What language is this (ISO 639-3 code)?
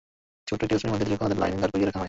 ben